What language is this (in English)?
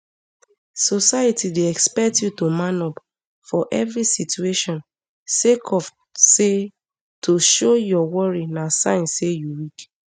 Nigerian Pidgin